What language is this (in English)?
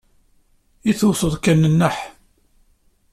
Kabyle